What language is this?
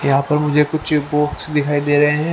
Hindi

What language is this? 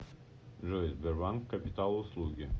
Russian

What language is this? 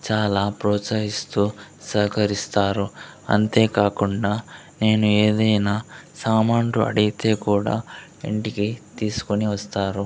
Telugu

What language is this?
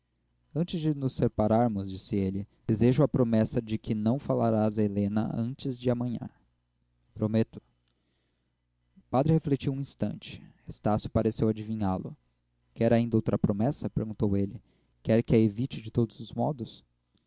Portuguese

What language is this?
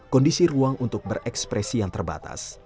Indonesian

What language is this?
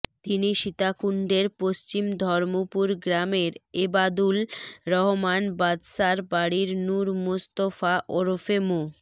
Bangla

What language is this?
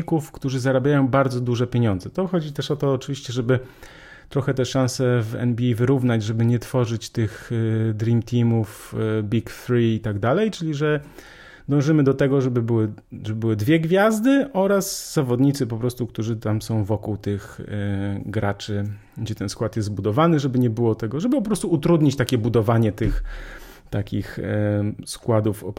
Polish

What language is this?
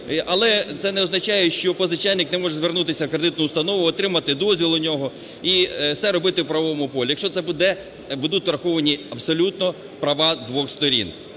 Ukrainian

